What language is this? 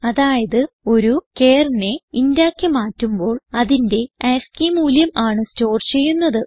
Malayalam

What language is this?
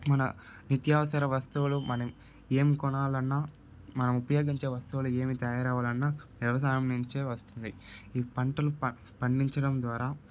Telugu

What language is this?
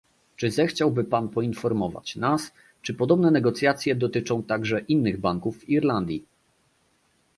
Polish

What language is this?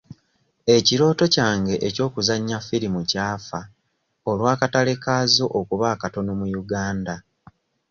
Ganda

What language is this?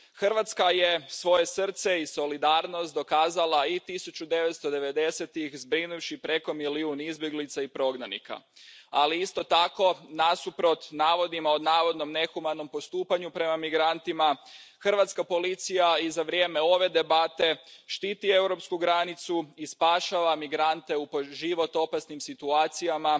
Croatian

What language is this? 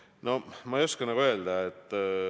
Estonian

